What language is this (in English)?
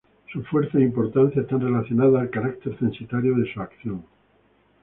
Spanish